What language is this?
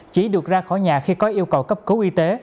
Vietnamese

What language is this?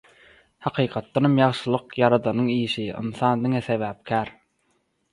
Turkmen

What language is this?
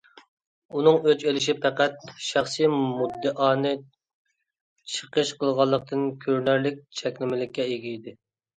Uyghur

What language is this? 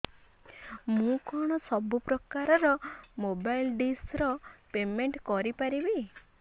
Odia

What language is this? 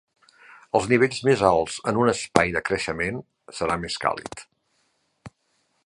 Catalan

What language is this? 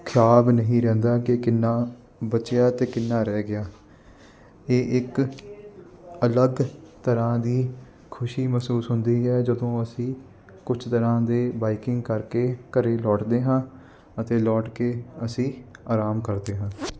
Punjabi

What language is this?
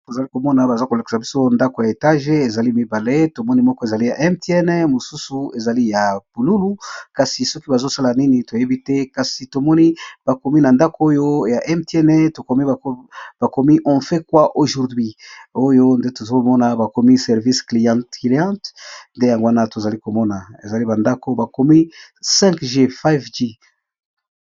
Lingala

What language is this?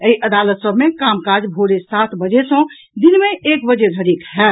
Maithili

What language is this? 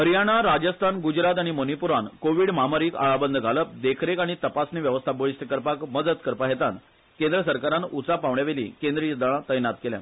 Konkani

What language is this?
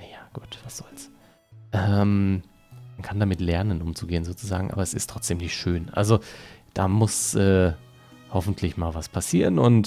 German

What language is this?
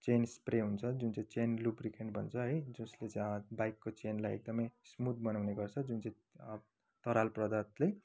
Nepali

